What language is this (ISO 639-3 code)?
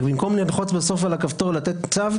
heb